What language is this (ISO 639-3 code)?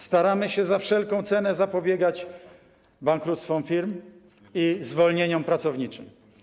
pol